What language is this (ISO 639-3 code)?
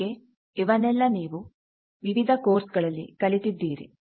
kan